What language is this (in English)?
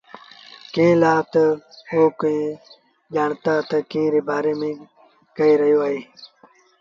Sindhi Bhil